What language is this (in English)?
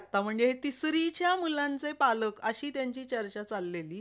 Marathi